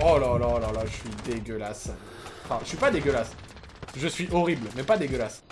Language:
French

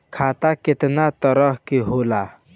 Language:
Bhojpuri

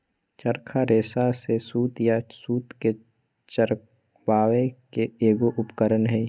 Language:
Magahi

